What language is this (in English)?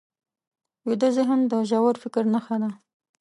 Pashto